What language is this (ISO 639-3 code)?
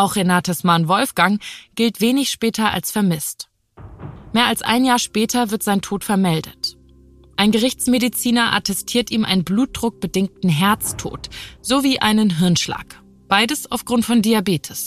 deu